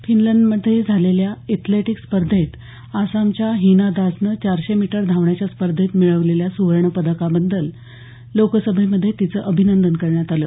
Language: Marathi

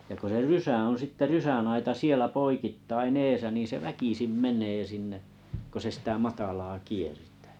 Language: Finnish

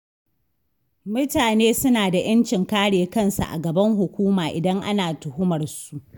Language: Hausa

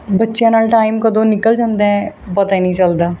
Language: Punjabi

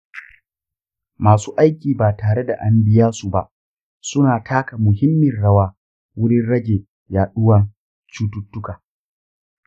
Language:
Hausa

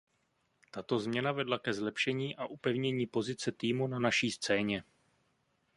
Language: Czech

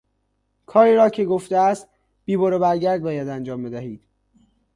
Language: Persian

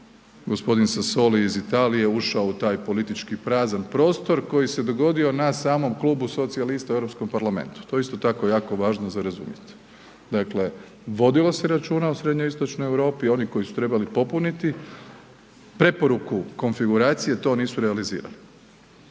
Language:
Croatian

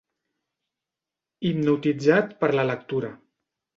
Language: Catalan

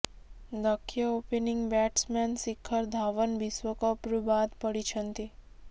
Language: Odia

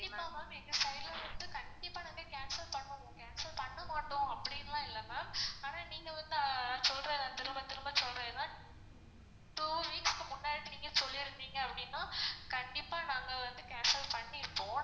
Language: Tamil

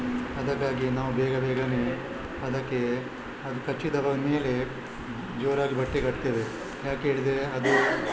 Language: Kannada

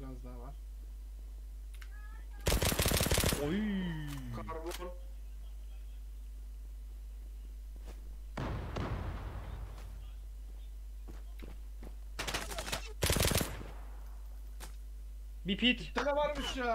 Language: Turkish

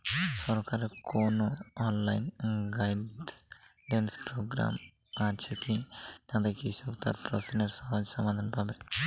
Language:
Bangla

